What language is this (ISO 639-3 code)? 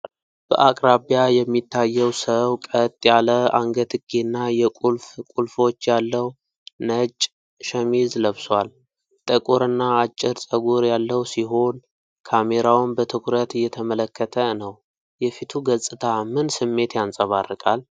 amh